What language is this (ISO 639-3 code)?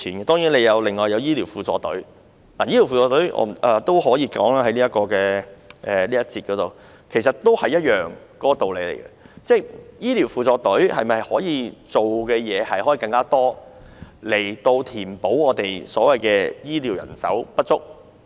yue